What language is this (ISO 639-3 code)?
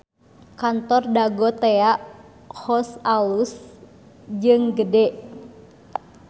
sun